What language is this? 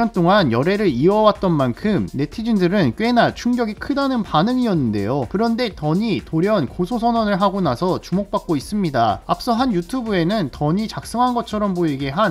Korean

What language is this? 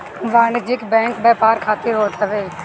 Bhojpuri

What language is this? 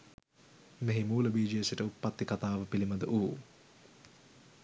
Sinhala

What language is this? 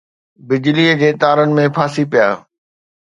Sindhi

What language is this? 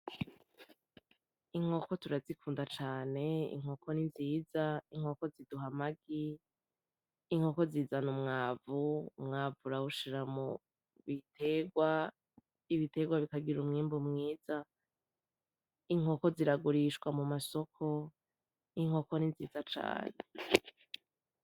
Rundi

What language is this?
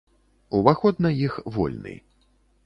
Belarusian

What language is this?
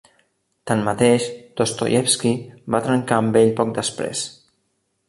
Catalan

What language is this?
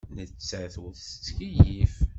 Kabyle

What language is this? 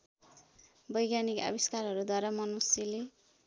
Nepali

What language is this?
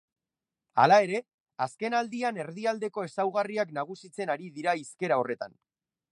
Basque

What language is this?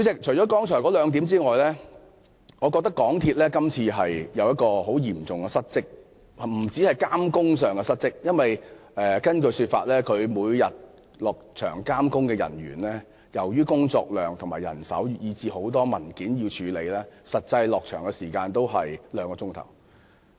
Cantonese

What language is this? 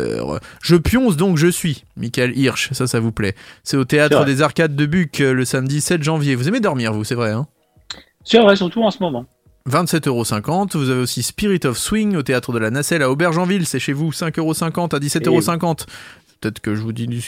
French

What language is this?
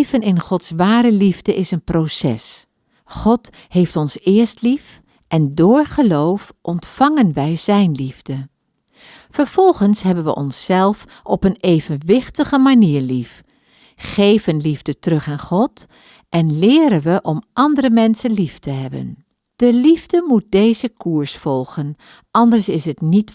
Dutch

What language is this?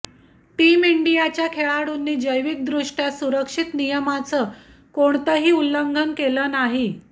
Marathi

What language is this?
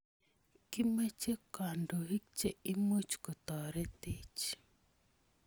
Kalenjin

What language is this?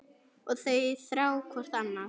Icelandic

